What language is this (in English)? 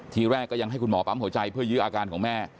Thai